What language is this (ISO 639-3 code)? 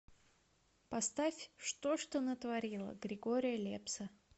rus